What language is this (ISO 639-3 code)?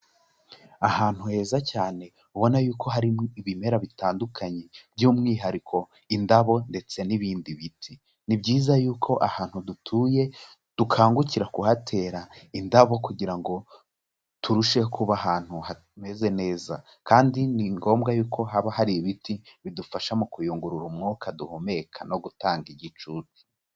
kin